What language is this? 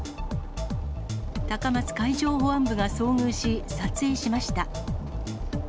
Japanese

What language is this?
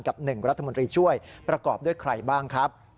Thai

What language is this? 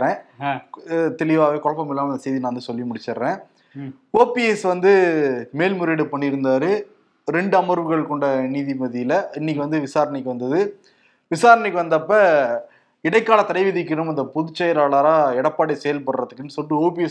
Tamil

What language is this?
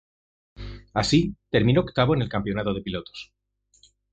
Spanish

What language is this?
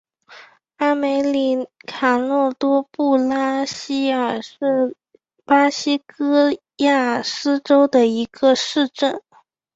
Chinese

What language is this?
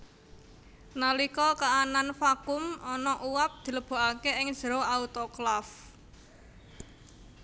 Javanese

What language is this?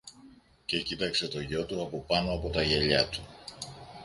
Greek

